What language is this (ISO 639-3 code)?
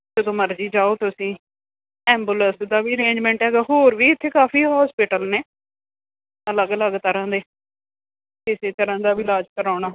pan